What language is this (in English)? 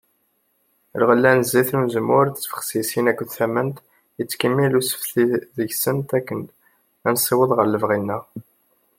Kabyle